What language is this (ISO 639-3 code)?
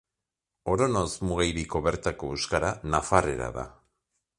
eus